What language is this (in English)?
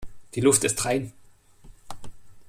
German